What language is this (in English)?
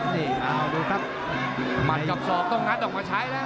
Thai